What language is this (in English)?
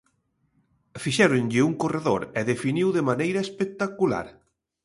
Galician